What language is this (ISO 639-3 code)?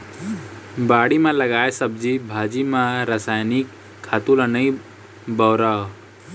hne